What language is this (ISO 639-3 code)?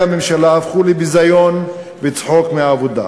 heb